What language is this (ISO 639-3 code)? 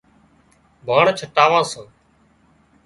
kxp